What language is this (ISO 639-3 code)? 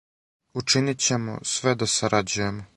srp